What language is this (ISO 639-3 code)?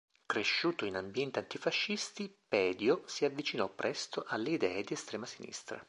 ita